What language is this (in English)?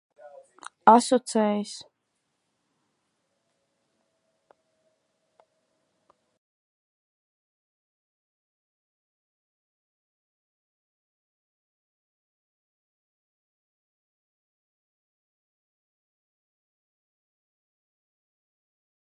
Latvian